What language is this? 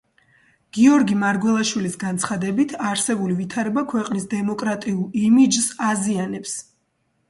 Georgian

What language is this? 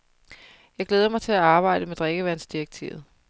Danish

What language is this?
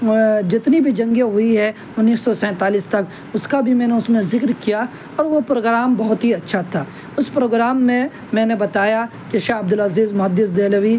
Urdu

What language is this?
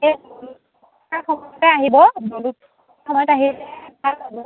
Assamese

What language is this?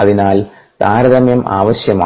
Malayalam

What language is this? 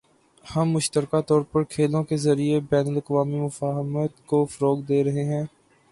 Urdu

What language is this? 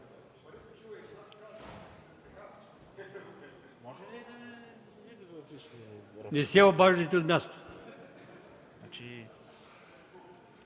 Bulgarian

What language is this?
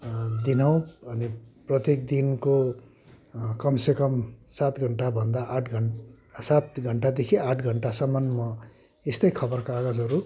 Nepali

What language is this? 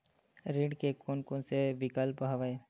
Chhattisgarhi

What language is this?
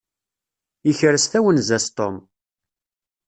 Kabyle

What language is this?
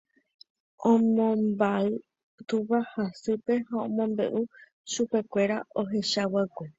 Guarani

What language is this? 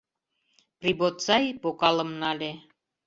Mari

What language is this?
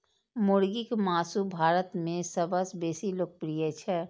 Maithili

